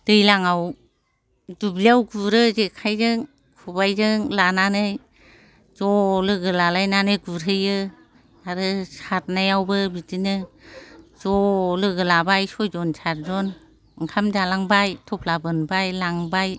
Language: Bodo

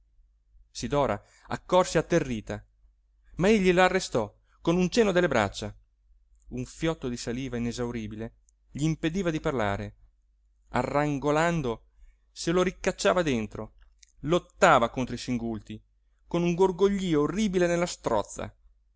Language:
Italian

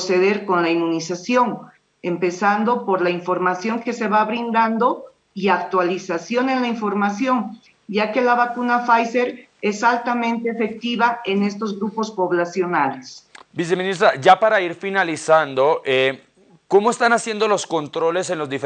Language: Spanish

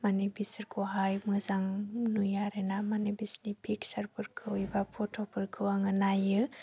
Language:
Bodo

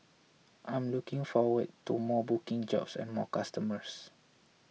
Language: English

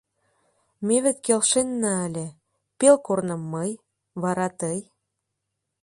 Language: Mari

